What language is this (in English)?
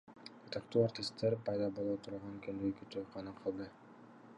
Kyrgyz